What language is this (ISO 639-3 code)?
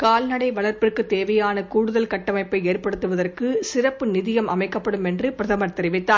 tam